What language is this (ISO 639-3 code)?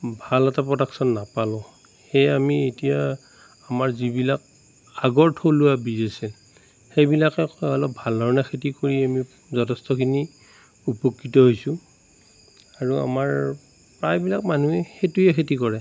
asm